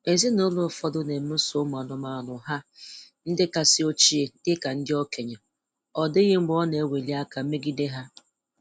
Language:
Igbo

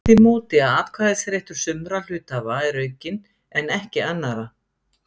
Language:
Icelandic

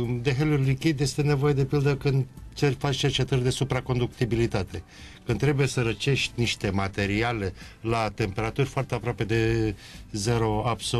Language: Romanian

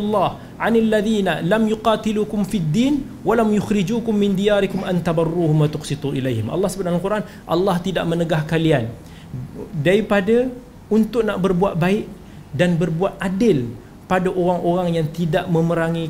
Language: Malay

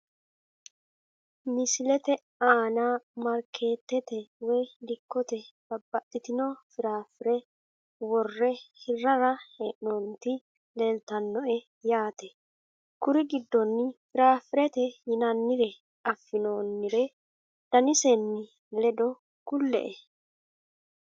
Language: Sidamo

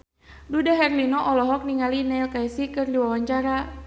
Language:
Sundanese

